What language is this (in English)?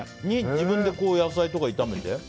Japanese